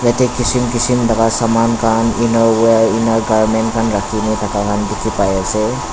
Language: Naga Pidgin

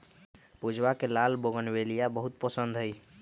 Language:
Magahi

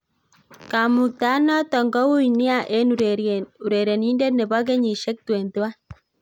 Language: Kalenjin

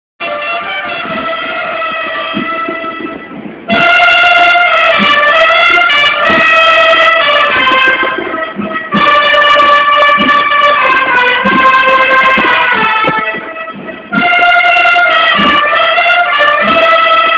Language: Indonesian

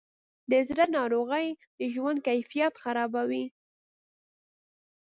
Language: Pashto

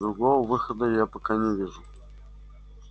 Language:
Russian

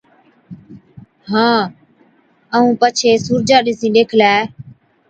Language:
Od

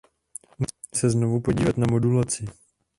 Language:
Czech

